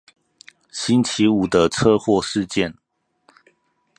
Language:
Chinese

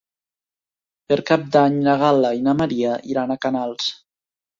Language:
Catalan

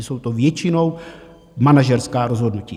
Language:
Czech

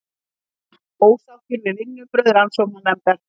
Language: Icelandic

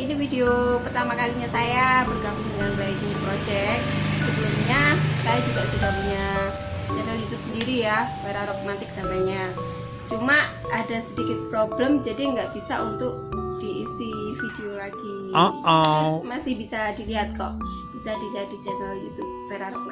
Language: Indonesian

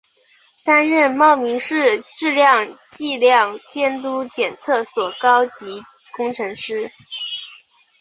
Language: Chinese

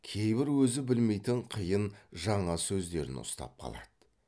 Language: Kazakh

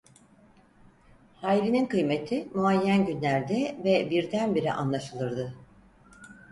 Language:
Turkish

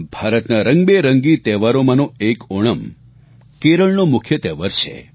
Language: Gujarati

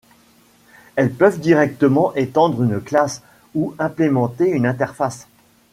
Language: French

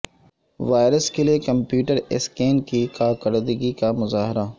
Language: Urdu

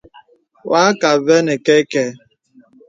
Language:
Bebele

